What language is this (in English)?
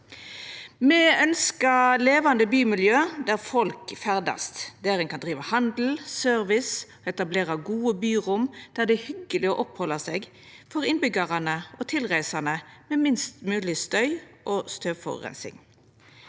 Norwegian